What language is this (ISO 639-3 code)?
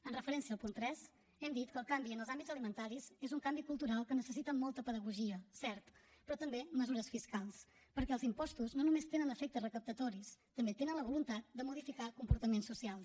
cat